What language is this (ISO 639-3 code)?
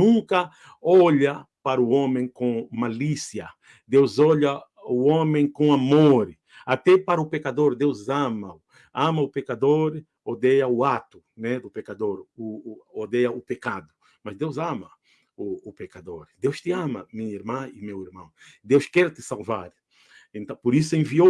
por